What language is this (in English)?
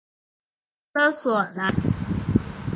Chinese